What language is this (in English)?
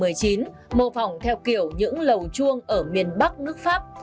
Vietnamese